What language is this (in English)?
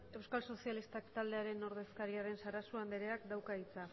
Basque